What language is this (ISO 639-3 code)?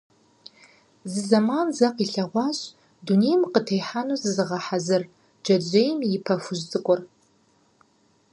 kbd